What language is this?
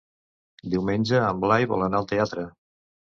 Catalan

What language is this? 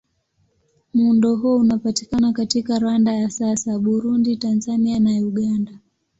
Swahili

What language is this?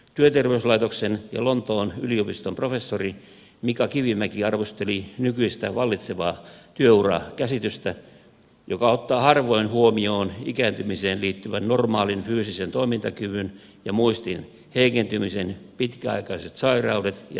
Finnish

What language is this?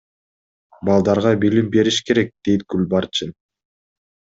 Kyrgyz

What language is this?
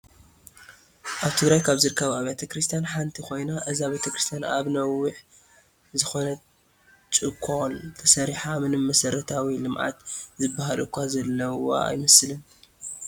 Tigrinya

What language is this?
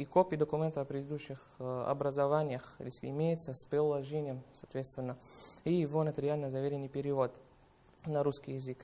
Russian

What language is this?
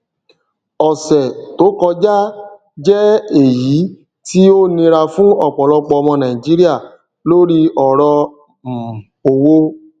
Yoruba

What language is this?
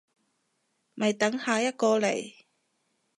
Cantonese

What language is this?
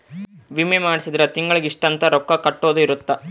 Kannada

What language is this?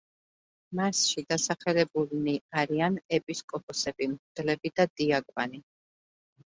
Georgian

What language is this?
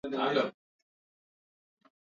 Swahili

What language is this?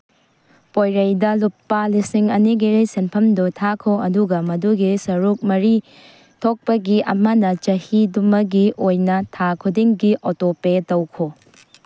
Manipuri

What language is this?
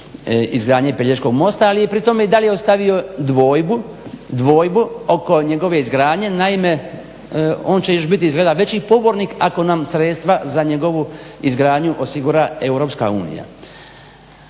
Croatian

